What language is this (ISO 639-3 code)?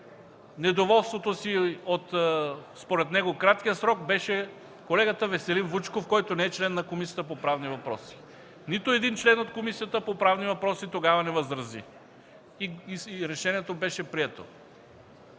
bul